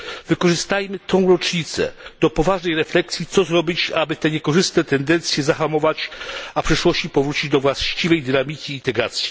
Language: Polish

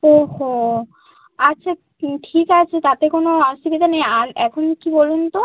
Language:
Bangla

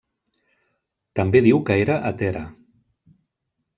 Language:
Catalan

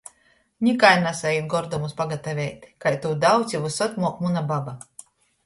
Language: Latgalian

